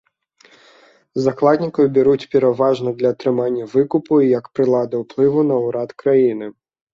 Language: Belarusian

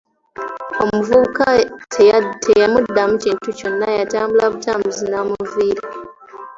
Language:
Ganda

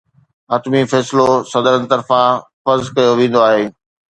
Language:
Sindhi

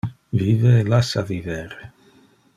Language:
Interlingua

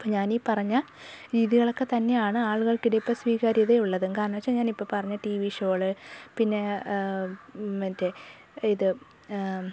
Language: Malayalam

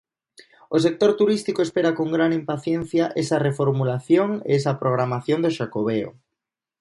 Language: Galician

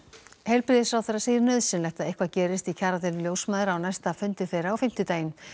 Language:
Icelandic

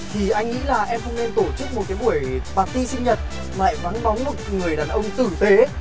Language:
Vietnamese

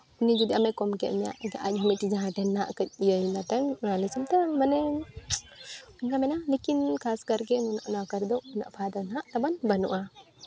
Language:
Santali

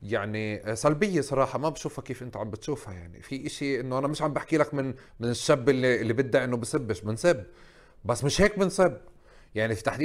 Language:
Arabic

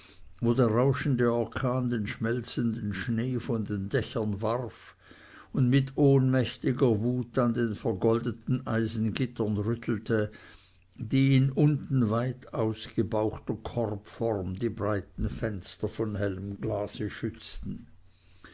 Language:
German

